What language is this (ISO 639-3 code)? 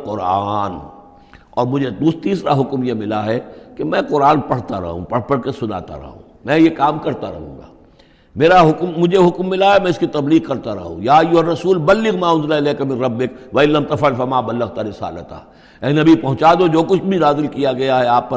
urd